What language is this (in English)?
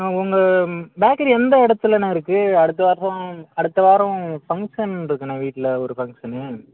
Tamil